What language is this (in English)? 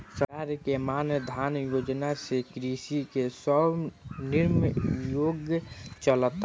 Bhojpuri